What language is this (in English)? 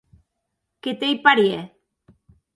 Occitan